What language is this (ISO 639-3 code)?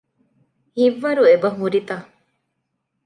div